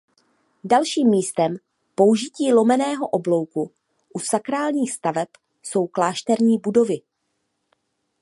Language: Czech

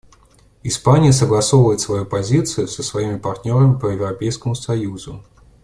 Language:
Russian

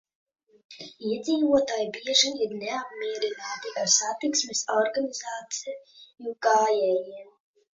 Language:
Latvian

